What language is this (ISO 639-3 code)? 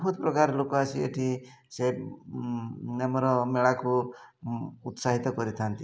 ori